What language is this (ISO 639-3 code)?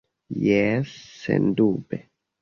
epo